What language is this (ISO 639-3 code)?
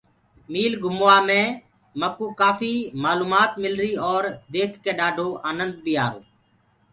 ggg